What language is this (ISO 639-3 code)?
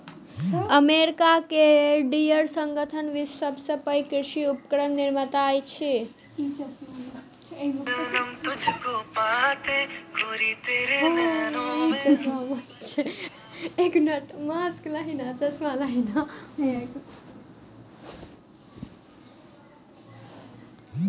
mai